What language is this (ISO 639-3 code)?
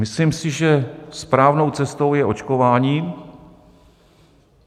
ces